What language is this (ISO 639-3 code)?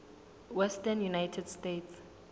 sot